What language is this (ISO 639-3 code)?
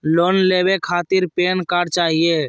mag